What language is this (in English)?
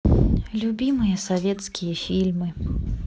Russian